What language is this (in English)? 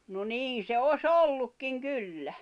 Finnish